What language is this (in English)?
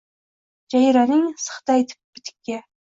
Uzbek